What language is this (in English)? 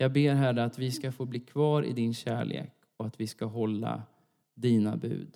Swedish